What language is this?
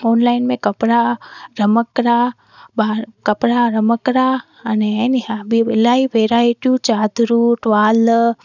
Sindhi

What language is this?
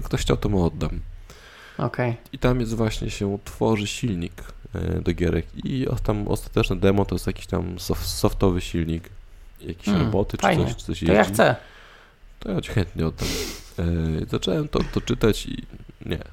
Polish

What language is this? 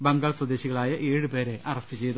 Malayalam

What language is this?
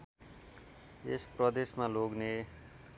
Nepali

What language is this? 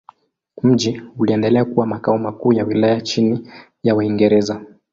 Swahili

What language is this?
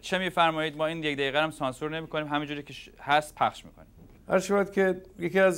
Persian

